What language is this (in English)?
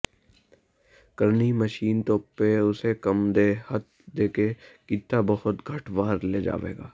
Punjabi